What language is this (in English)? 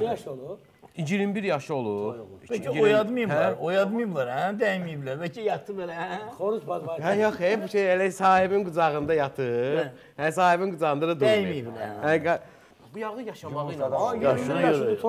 Turkish